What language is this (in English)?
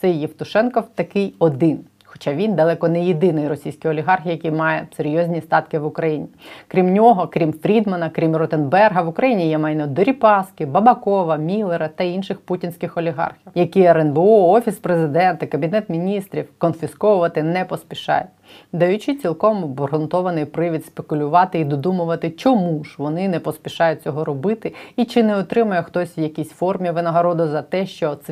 Ukrainian